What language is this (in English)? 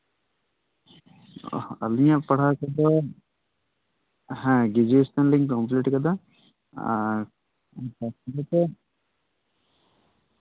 Santali